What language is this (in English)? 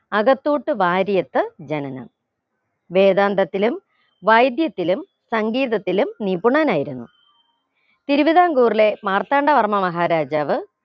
Malayalam